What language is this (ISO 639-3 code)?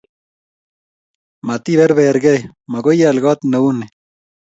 kln